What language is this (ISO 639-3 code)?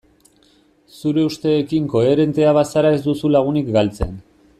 eus